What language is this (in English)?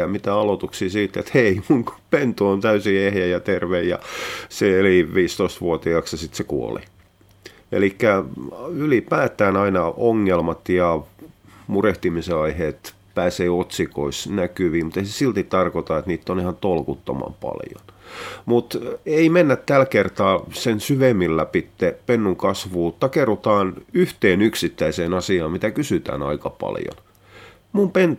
Finnish